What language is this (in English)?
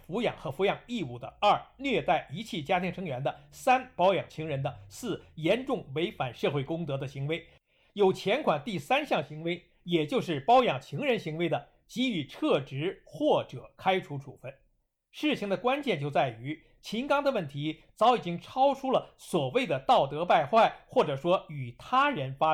Chinese